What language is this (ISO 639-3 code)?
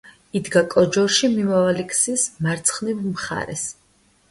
kat